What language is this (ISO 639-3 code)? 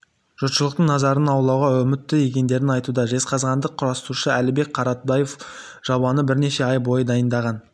kaz